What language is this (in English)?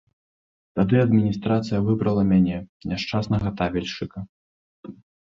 Belarusian